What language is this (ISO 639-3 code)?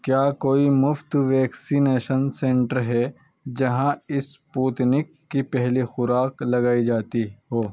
urd